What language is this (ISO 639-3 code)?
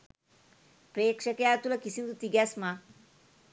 sin